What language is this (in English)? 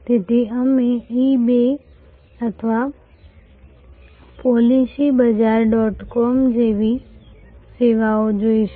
Gujarati